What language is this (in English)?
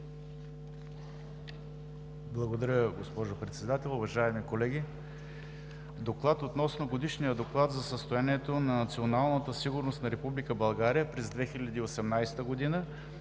Bulgarian